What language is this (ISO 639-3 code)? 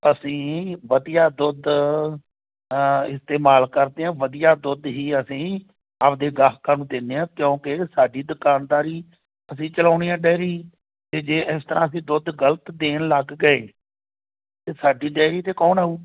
pan